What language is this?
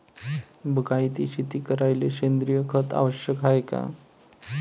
Marathi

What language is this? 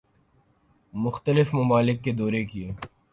Urdu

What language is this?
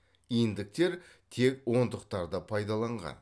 Kazakh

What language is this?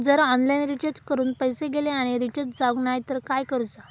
Marathi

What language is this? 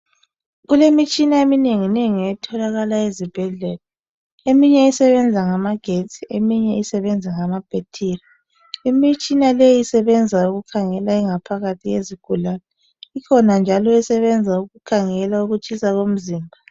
North Ndebele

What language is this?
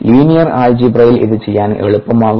Malayalam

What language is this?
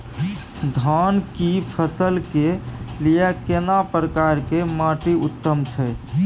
Maithili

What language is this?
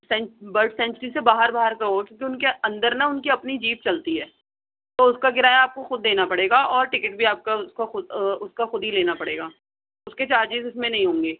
Urdu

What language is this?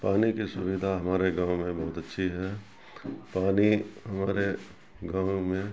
Urdu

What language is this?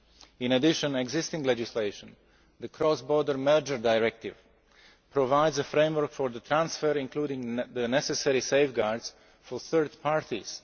English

